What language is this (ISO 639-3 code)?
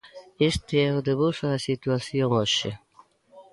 glg